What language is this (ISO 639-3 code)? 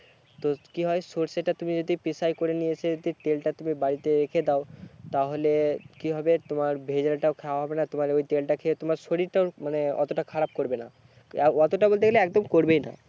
ben